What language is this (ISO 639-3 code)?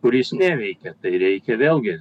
lit